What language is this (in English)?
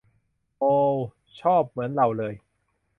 Thai